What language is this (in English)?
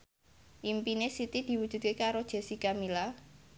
Javanese